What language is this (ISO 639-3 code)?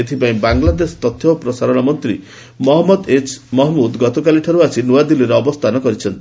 ori